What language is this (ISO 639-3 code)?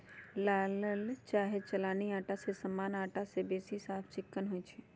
mag